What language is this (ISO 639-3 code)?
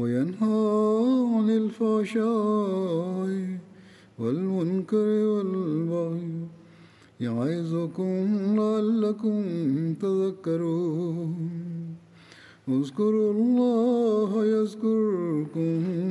tur